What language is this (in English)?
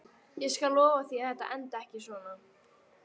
Icelandic